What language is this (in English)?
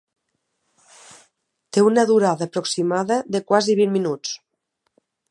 Catalan